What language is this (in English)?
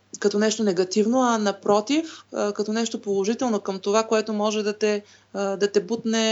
Bulgarian